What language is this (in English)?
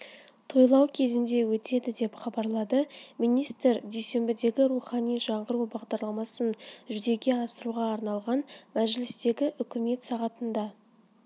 Kazakh